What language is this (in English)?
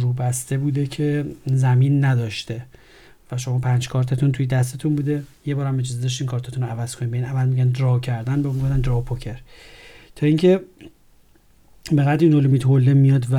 Persian